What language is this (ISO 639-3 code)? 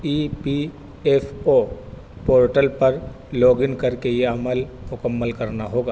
urd